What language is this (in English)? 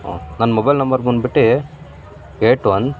Kannada